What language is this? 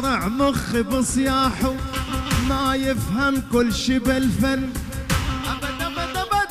Arabic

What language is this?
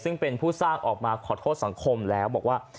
Thai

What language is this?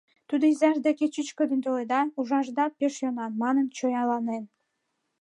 Mari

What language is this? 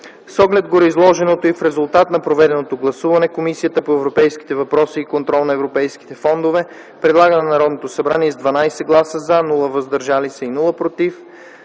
Bulgarian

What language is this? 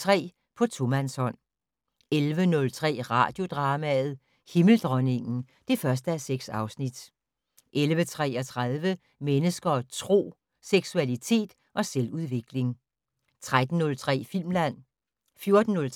Danish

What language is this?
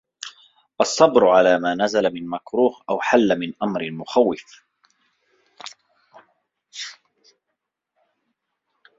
Arabic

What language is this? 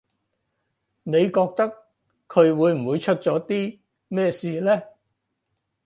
Cantonese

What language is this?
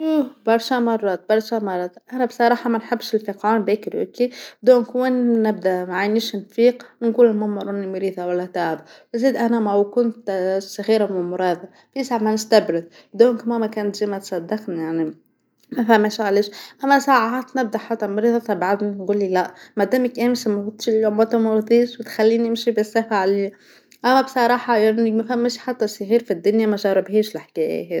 Tunisian Arabic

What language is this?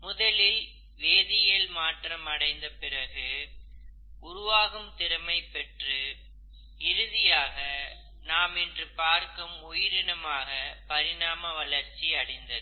Tamil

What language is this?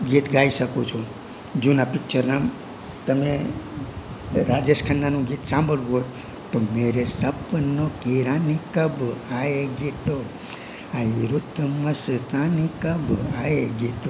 Gujarati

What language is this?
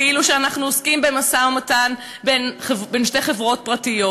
Hebrew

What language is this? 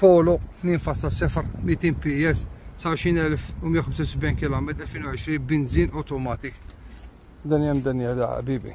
Arabic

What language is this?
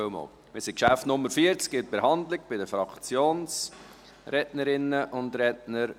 Swiss German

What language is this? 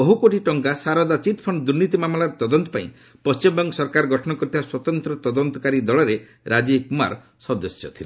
Odia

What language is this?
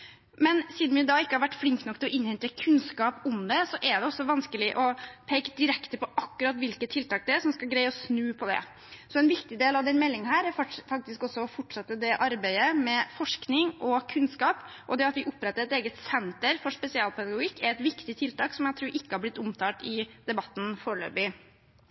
Norwegian Bokmål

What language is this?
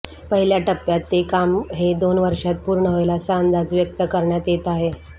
Marathi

